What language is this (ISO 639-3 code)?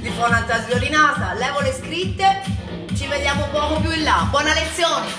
ita